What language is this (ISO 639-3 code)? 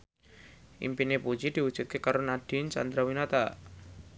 jav